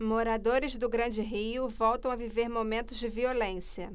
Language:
Portuguese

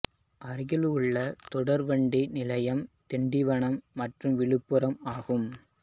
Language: Tamil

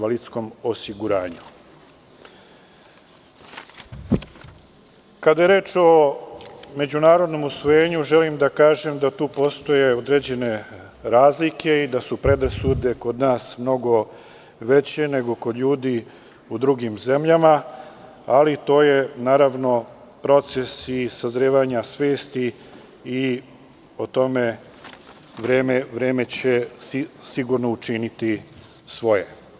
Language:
Serbian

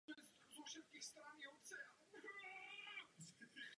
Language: Czech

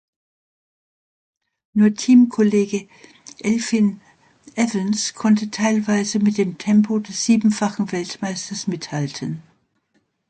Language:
German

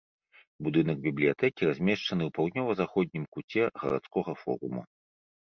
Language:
Belarusian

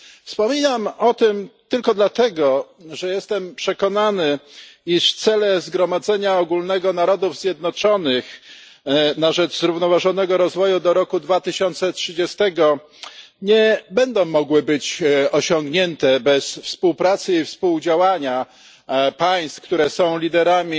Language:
Polish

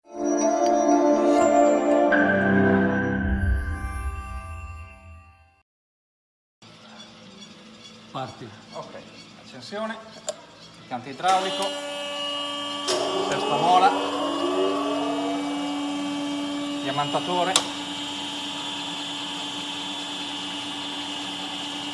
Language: Italian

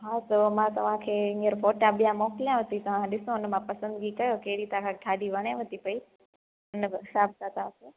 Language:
Sindhi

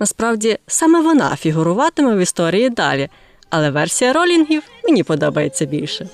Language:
Ukrainian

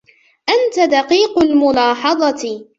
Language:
Arabic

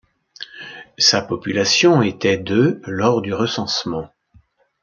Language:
French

